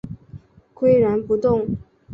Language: Chinese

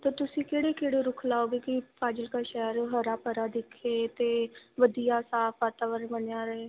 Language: Punjabi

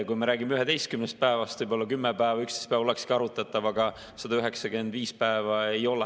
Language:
Estonian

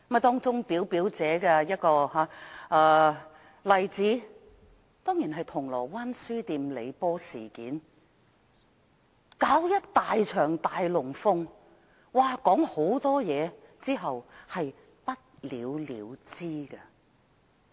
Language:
Cantonese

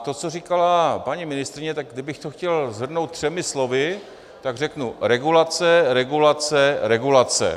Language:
Czech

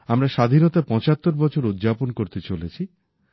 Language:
Bangla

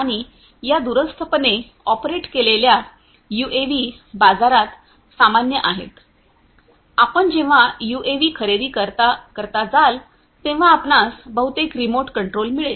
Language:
Marathi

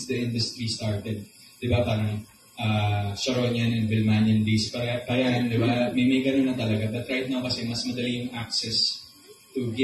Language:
Filipino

